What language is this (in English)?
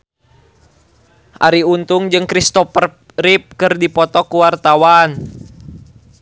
Sundanese